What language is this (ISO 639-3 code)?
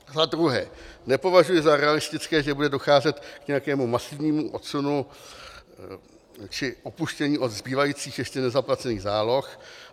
ces